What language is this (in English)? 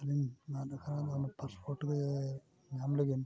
Santali